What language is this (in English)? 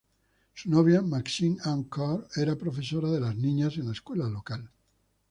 Spanish